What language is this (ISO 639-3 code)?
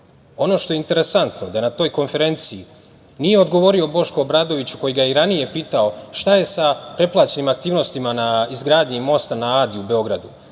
srp